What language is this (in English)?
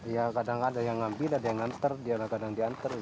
Indonesian